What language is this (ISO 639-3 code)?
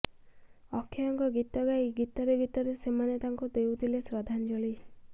ori